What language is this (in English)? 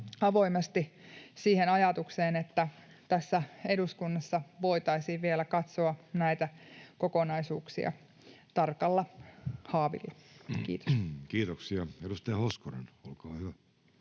Finnish